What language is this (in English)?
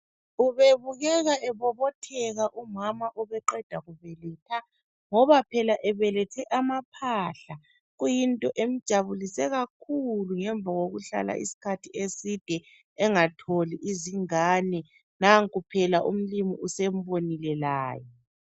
North Ndebele